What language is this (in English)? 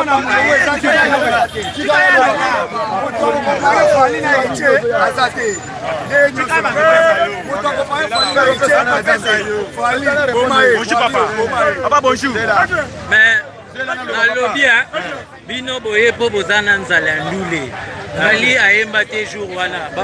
French